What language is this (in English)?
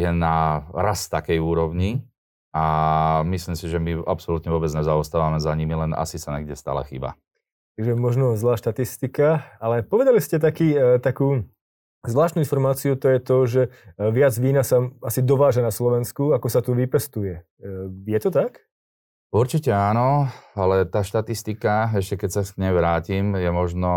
Slovak